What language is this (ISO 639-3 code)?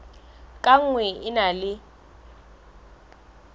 sot